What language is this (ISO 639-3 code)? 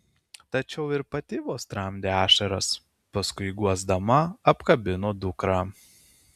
lit